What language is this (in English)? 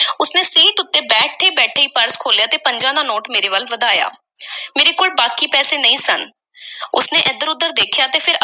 Punjabi